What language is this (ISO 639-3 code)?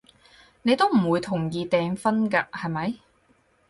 yue